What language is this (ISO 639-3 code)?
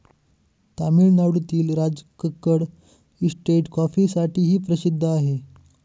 mar